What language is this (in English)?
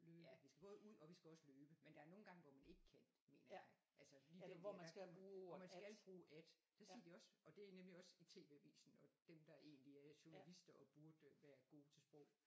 Danish